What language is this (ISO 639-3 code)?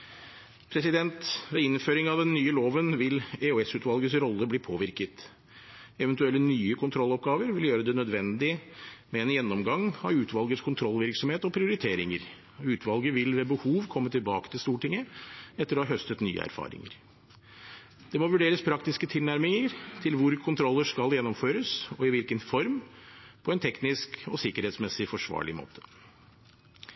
nob